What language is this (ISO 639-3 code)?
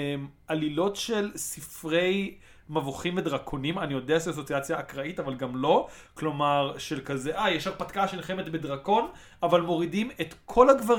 heb